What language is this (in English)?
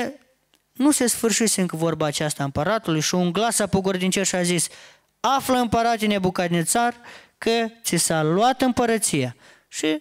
Romanian